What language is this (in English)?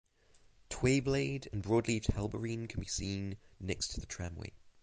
English